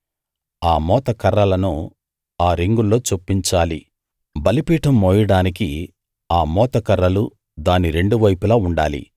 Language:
Telugu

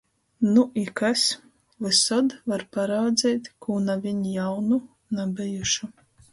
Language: Latgalian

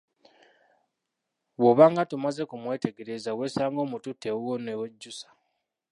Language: Ganda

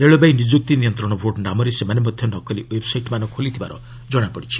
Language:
Odia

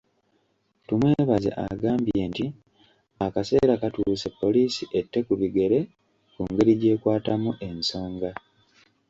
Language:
Ganda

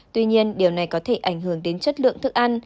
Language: Vietnamese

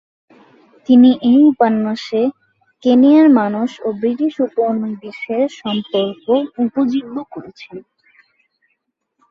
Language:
Bangla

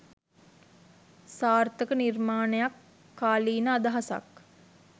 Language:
Sinhala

